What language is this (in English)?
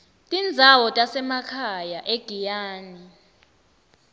Swati